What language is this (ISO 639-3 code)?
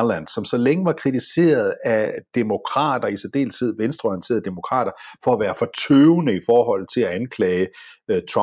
dan